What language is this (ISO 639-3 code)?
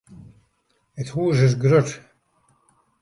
fry